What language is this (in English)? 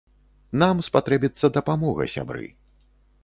Belarusian